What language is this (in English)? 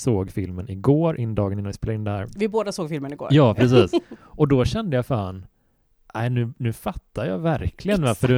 Swedish